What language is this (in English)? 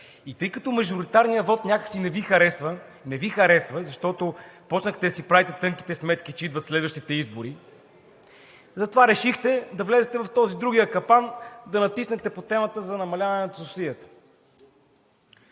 Bulgarian